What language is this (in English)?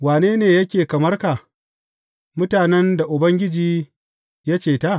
Hausa